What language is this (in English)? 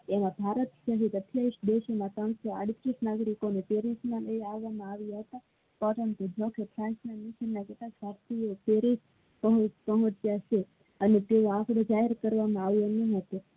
Gujarati